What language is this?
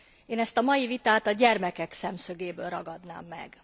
Hungarian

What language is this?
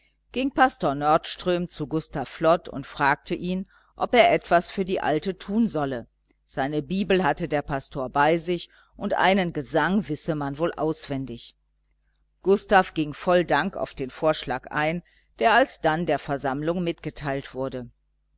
German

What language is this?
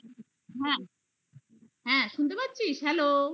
Bangla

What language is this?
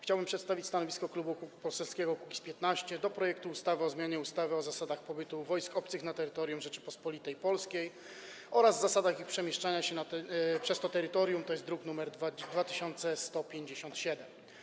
Polish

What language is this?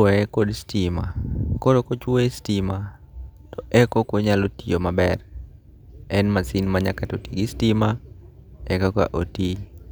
Luo (Kenya and Tanzania)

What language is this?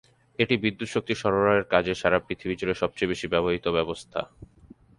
Bangla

